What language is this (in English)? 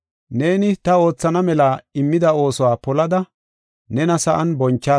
Gofa